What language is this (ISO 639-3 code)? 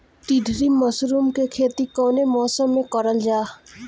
bho